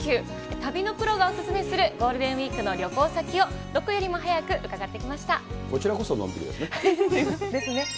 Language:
Japanese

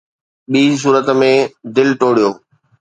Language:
Sindhi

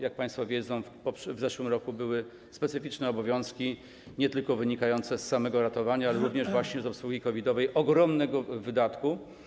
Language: Polish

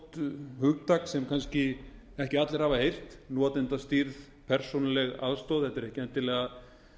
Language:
Icelandic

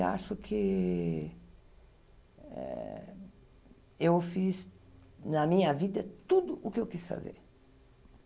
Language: Portuguese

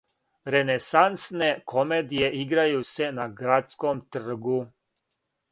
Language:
Serbian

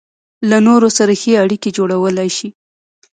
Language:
Pashto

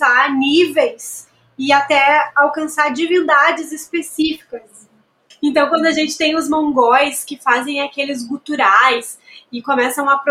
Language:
Portuguese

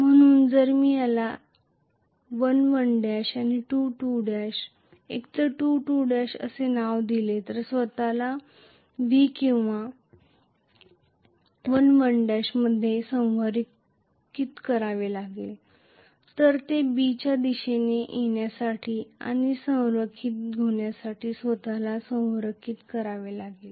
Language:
Marathi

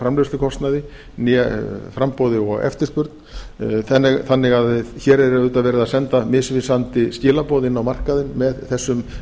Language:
Icelandic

